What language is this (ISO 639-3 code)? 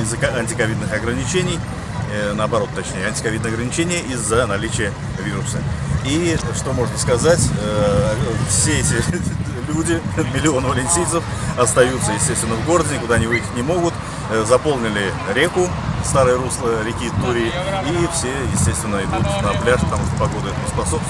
rus